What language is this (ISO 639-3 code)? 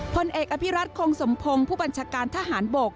tha